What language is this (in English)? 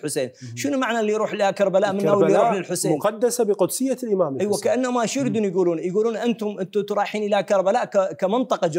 Arabic